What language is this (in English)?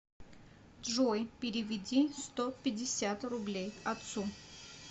Russian